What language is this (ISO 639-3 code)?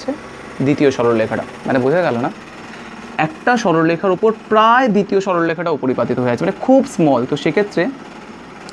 hin